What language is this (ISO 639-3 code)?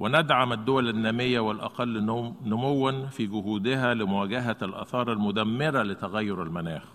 ara